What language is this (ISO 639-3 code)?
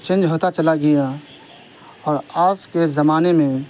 urd